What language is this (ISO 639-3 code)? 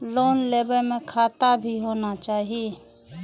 mai